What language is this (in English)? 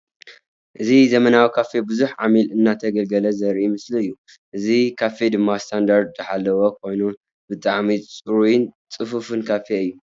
Tigrinya